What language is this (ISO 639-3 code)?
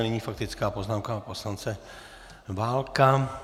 ces